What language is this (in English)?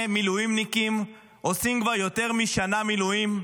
Hebrew